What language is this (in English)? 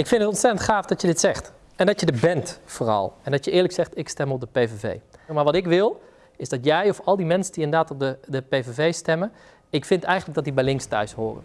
Dutch